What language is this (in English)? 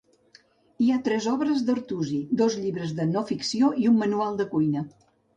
Catalan